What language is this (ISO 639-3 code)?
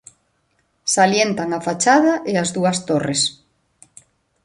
glg